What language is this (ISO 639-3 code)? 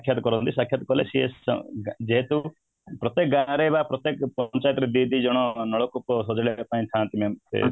ori